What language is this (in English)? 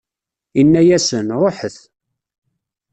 Kabyle